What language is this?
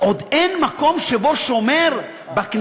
Hebrew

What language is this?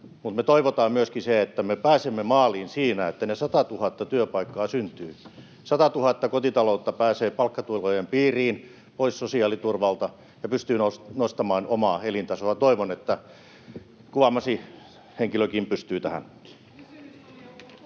Finnish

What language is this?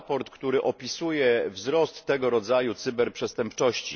Polish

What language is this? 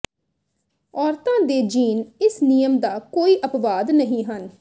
Punjabi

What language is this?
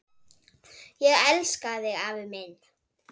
Icelandic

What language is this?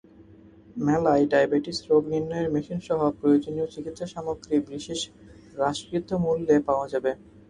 Bangla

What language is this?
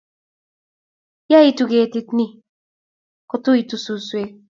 Kalenjin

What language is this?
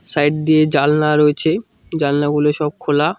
Bangla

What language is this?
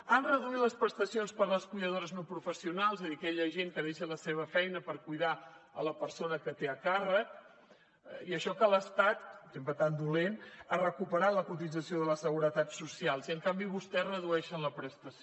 Catalan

